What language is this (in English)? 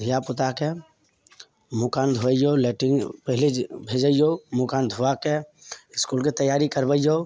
Maithili